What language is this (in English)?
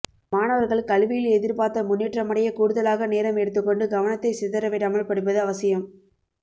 Tamil